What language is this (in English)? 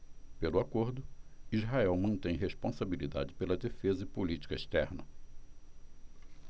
Portuguese